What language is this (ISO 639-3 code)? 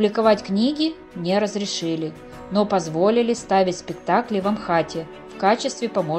rus